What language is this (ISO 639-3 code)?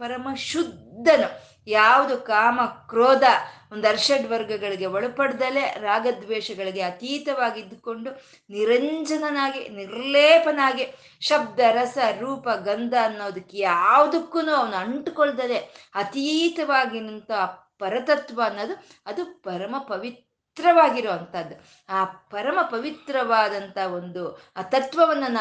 kan